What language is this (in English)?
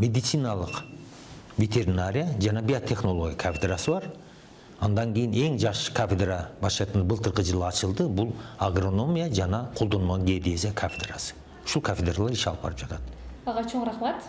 Turkish